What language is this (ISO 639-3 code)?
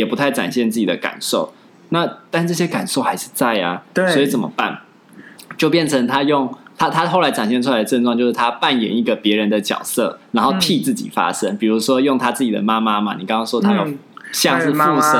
zho